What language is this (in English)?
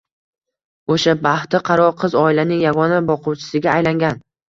Uzbek